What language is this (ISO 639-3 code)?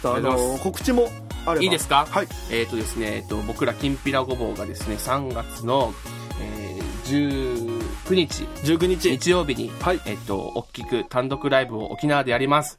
jpn